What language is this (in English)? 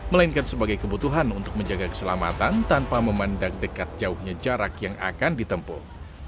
Indonesian